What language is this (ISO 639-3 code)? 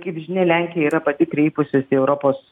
lit